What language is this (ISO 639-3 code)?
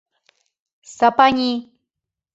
chm